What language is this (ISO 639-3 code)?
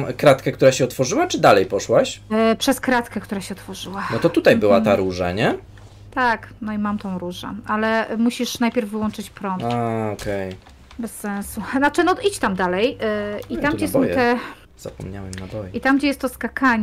pol